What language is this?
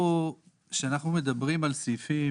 Hebrew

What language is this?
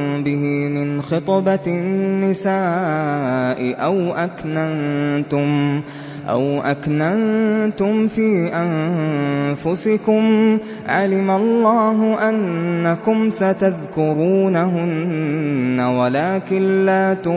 Arabic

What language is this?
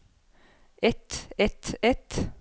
Norwegian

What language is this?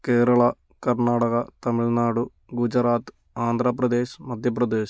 Malayalam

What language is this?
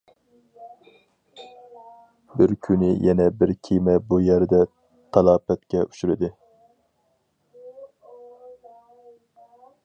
Uyghur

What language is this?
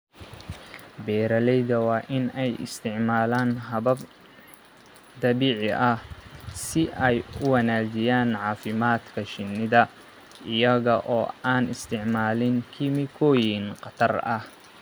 Somali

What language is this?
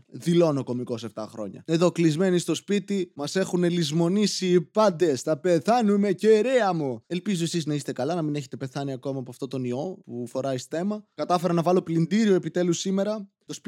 Greek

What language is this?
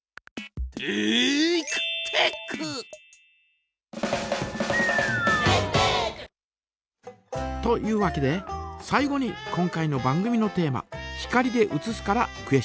Japanese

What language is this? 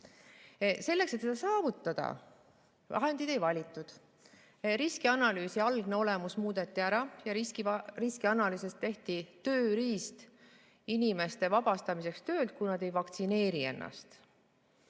Estonian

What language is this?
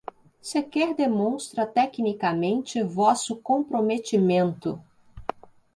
Portuguese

